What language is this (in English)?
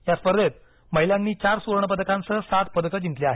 Marathi